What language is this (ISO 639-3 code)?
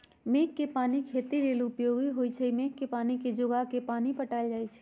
mag